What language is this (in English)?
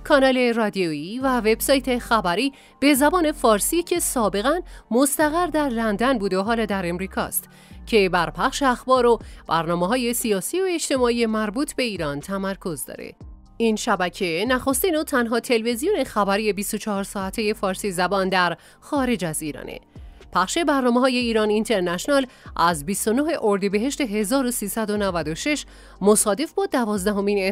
Persian